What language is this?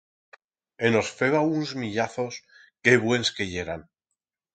Aragonese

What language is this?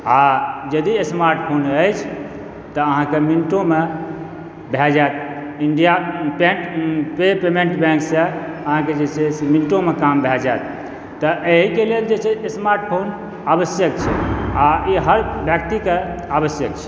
Maithili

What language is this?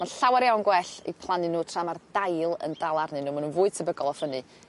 Welsh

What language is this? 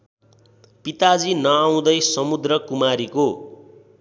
Nepali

